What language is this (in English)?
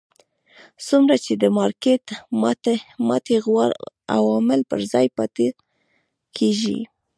Pashto